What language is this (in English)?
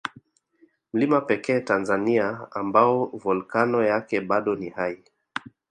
Swahili